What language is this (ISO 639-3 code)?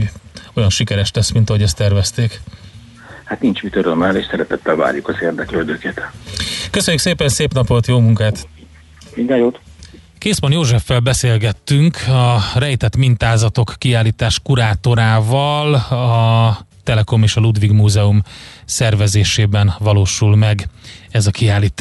hun